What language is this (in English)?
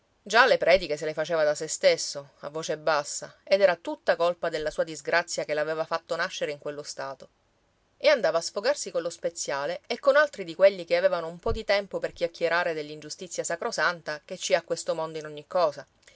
Italian